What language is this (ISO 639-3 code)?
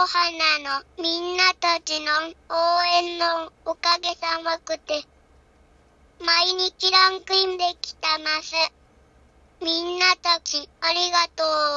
jpn